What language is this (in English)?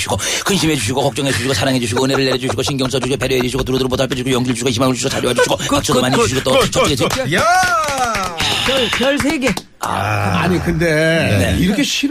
Korean